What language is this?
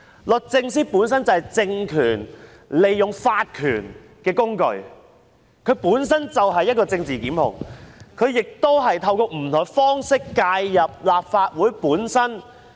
Cantonese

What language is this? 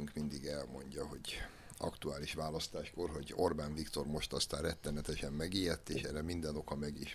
Hungarian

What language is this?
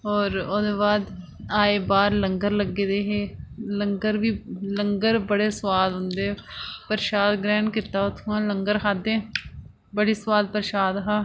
Dogri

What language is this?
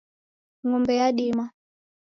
Taita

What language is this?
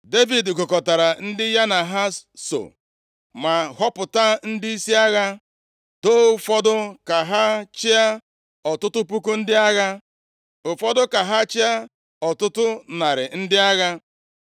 Igbo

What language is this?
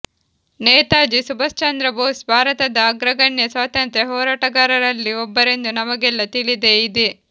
Kannada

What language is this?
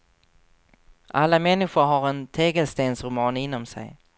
Swedish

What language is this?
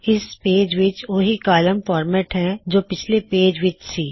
Punjabi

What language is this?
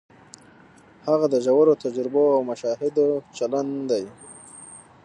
Pashto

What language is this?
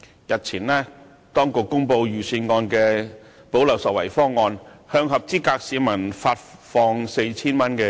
Cantonese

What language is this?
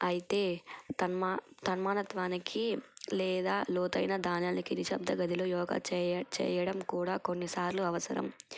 Telugu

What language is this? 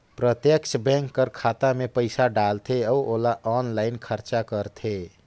Chhattisgarhi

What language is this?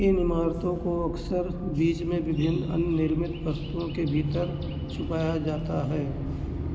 Hindi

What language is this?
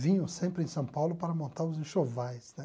Portuguese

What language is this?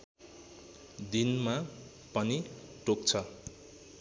Nepali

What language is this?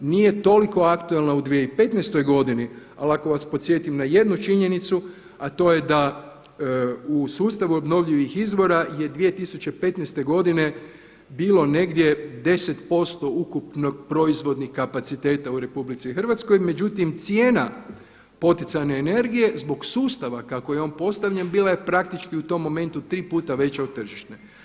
Croatian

